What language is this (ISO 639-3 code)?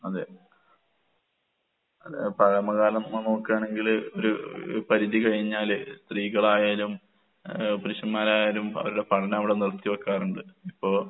mal